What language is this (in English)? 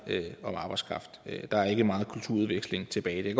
Danish